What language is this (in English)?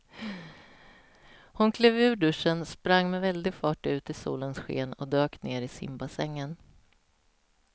Swedish